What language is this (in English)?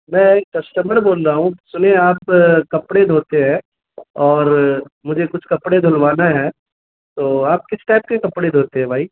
Urdu